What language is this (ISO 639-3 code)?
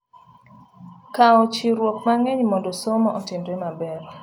luo